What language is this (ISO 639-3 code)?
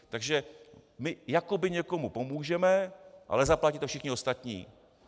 ces